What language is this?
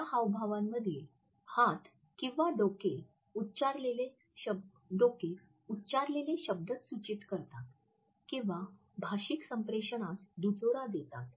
Marathi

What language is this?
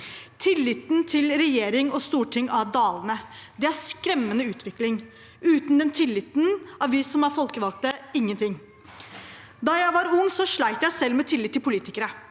Norwegian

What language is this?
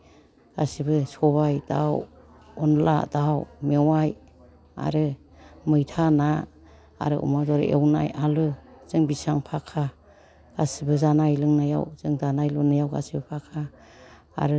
Bodo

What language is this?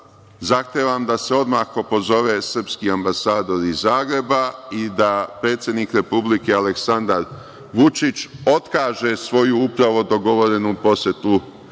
Serbian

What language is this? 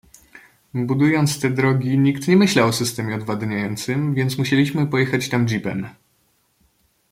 Polish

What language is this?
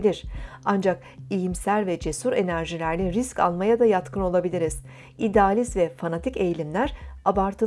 Turkish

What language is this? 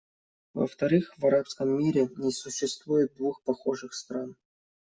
Russian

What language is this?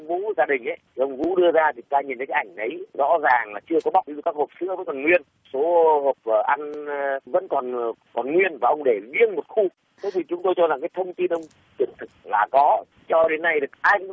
Vietnamese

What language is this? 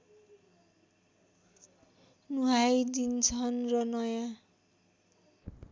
Nepali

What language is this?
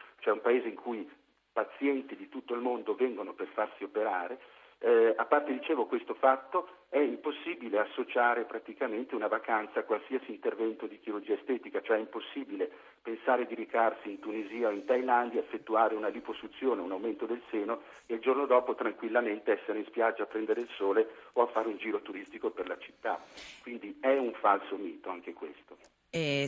Italian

